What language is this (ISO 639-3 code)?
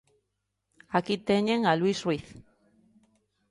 glg